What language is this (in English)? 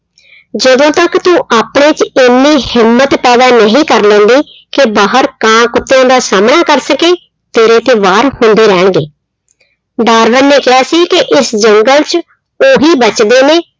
Punjabi